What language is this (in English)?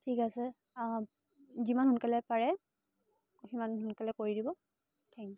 Assamese